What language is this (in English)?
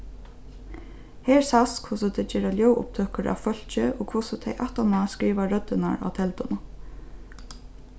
Faroese